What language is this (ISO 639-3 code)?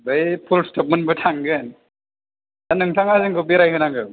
brx